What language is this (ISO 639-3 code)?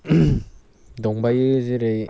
brx